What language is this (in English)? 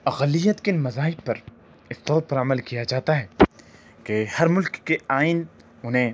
Urdu